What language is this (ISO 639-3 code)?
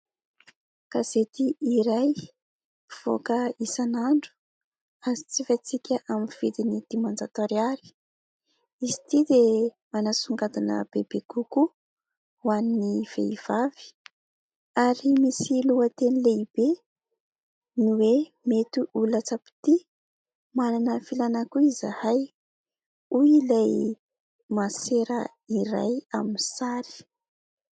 mlg